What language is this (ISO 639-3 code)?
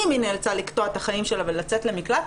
heb